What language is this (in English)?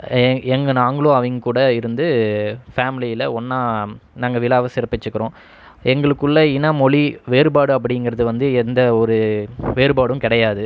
Tamil